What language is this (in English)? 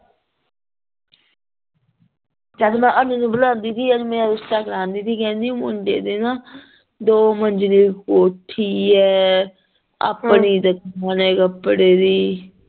Punjabi